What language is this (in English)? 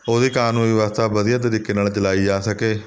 Punjabi